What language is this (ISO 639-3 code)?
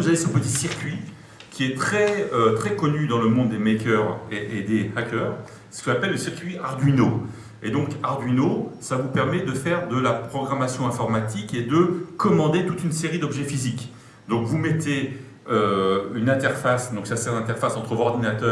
fra